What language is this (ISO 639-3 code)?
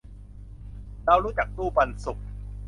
tha